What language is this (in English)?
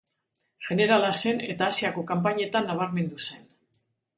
Basque